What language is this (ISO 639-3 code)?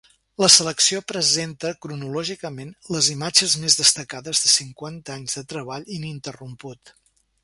cat